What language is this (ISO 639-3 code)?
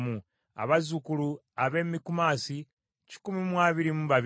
lug